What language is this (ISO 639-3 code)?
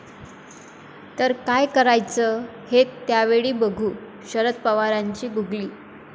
mar